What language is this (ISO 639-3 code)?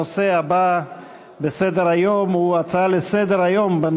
heb